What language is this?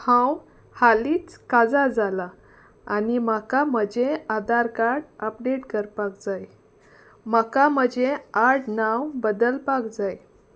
Konkani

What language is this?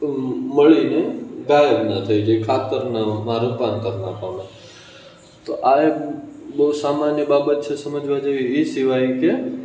Gujarati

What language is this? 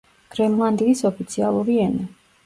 Georgian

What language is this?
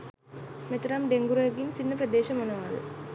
Sinhala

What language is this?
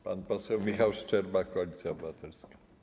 Polish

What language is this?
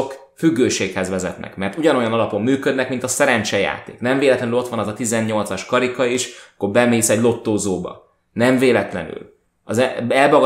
Hungarian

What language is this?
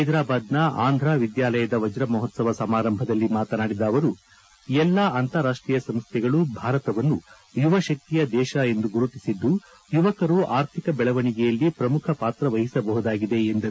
Kannada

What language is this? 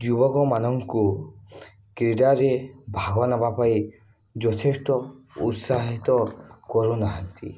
Odia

